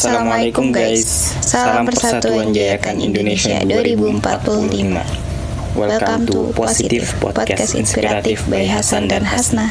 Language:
Indonesian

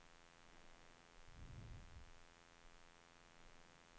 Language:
Swedish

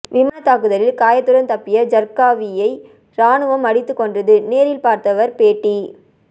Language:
Tamil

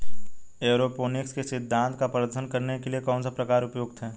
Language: Hindi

